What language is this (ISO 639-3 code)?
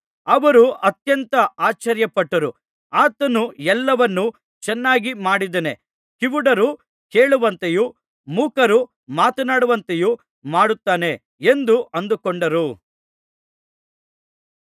kan